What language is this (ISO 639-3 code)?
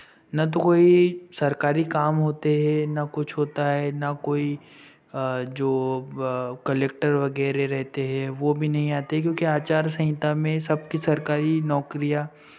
hin